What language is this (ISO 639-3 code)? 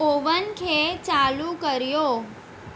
snd